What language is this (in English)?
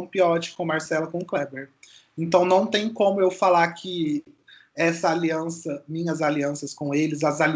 Portuguese